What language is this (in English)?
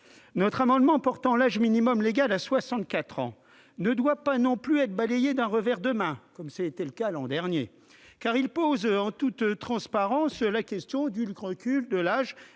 French